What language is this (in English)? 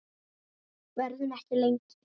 Icelandic